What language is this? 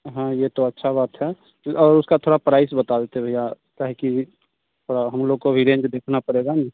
Hindi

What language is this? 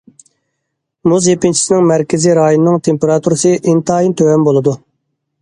Uyghur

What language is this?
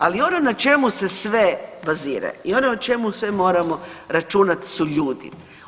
Croatian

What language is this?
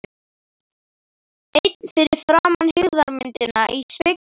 Icelandic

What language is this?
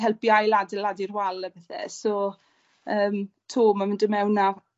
Welsh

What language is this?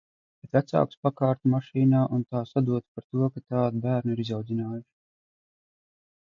Latvian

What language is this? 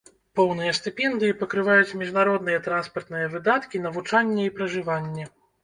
Belarusian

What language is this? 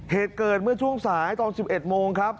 Thai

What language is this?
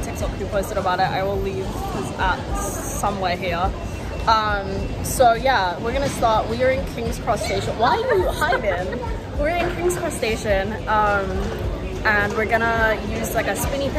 English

